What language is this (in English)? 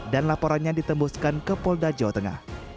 Indonesian